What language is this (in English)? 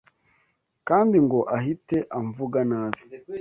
Kinyarwanda